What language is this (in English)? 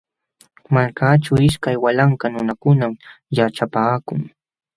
Jauja Wanca Quechua